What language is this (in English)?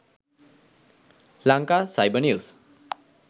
Sinhala